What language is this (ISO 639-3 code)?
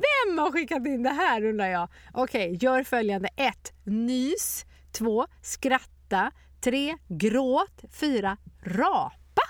swe